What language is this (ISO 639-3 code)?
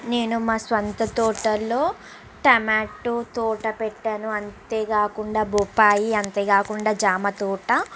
tel